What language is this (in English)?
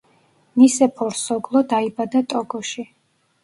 Georgian